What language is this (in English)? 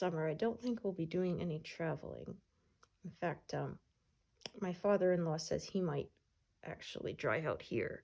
English